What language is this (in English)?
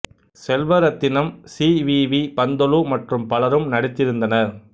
Tamil